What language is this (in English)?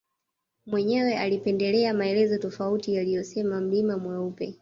Swahili